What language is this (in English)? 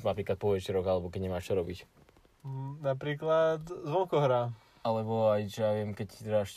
Slovak